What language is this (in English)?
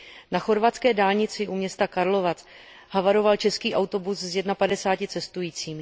Czech